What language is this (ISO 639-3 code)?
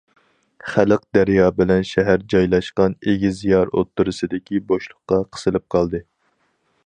uig